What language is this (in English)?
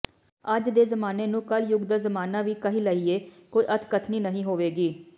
Punjabi